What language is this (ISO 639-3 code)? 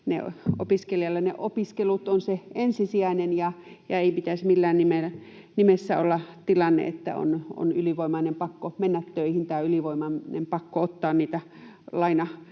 fin